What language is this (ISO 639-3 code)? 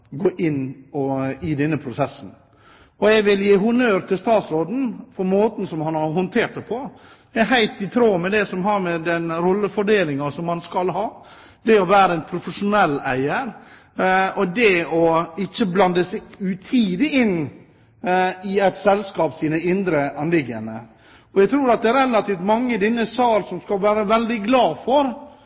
nob